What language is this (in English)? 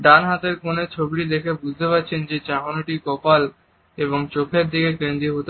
Bangla